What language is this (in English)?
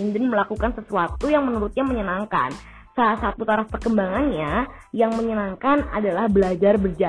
Indonesian